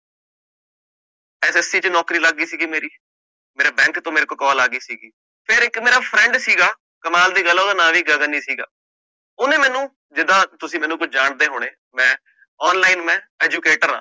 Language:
Punjabi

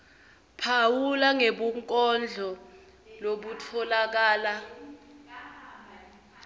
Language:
Swati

